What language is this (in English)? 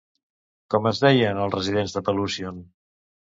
Catalan